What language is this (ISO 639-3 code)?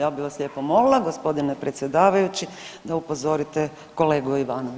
hrv